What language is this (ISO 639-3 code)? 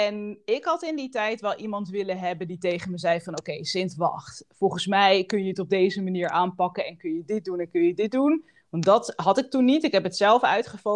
nld